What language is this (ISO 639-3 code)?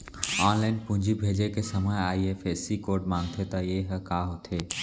hne